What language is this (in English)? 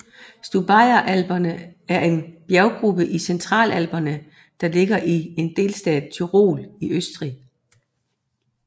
Danish